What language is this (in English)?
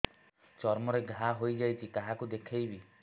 Odia